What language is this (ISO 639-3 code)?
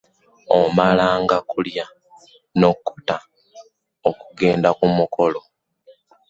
lug